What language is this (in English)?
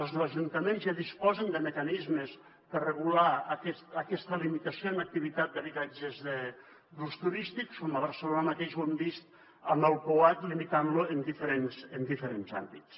Catalan